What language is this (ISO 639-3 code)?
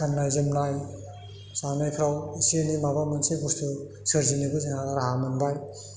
brx